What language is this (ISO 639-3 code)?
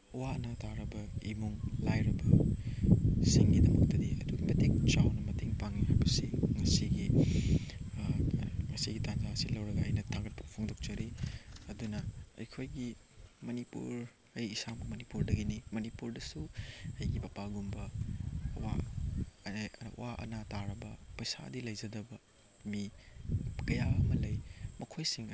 mni